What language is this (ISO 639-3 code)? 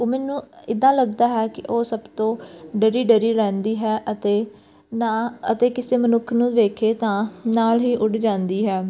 pan